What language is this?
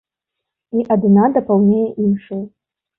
Belarusian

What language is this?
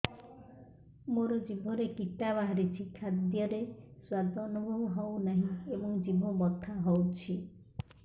Odia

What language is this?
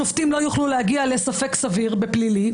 Hebrew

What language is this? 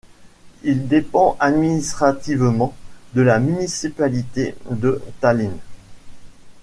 French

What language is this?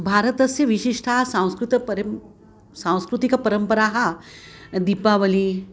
Sanskrit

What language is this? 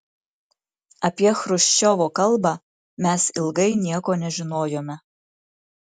Lithuanian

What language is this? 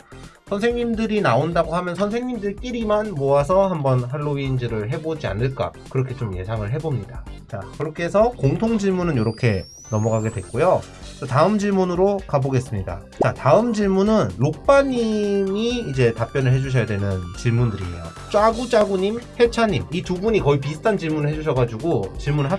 Korean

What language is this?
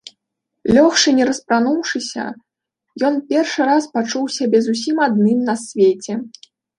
Belarusian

